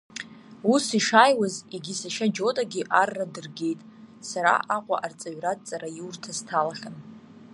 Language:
Abkhazian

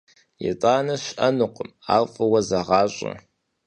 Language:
Kabardian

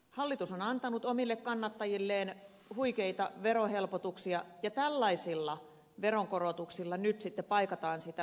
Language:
Finnish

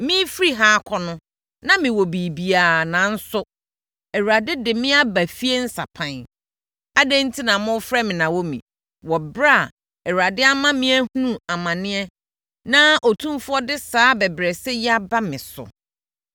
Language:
Akan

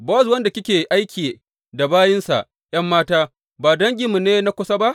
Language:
Hausa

